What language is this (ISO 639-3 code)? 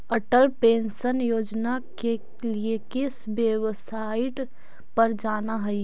mag